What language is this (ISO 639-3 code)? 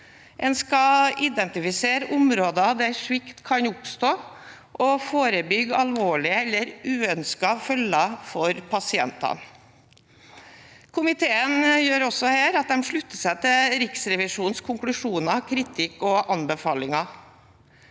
nor